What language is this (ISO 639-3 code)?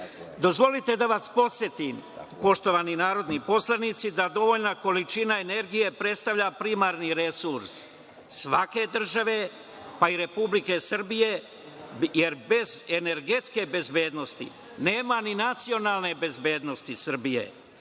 srp